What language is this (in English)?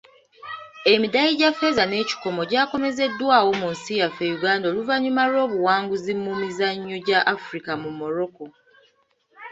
Ganda